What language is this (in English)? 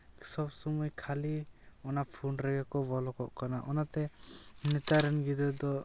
Santali